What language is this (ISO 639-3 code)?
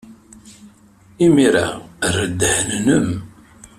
kab